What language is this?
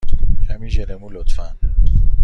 Persian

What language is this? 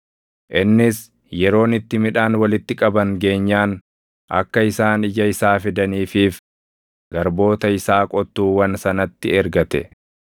Oromo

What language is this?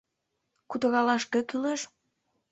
Mari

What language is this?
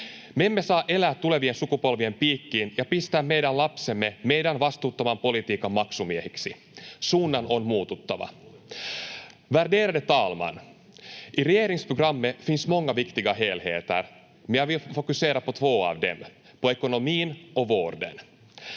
Finnish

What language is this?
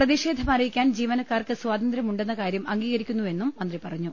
Malayalam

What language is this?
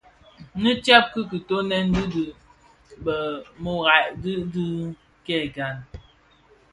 Bafia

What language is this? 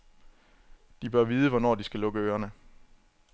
Danish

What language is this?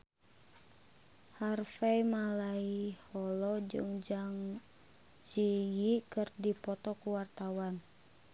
Sundanese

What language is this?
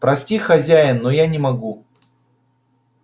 Russian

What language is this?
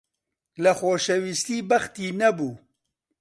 Central Kurdish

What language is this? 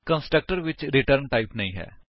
Punjabi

